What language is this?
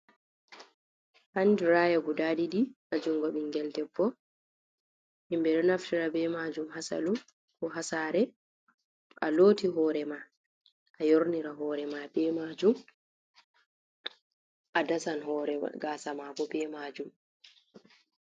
Fula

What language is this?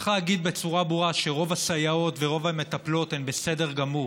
Hebrew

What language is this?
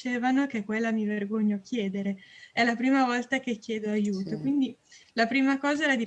Italian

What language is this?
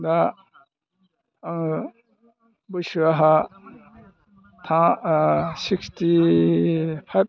Bodo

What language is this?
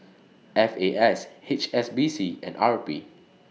English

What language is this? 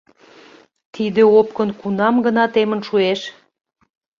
Mari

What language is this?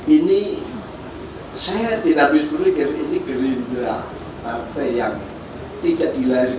Indonesian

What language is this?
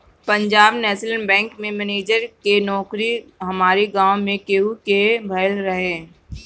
Bhojpuri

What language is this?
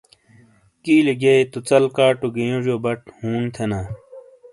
Shina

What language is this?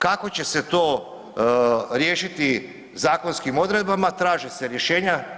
Croatian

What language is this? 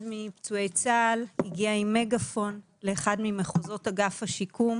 Hebrew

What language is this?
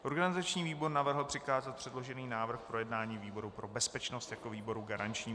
Czech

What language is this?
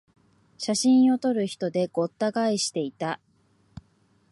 Japanese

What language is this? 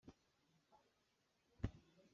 Hakha Chin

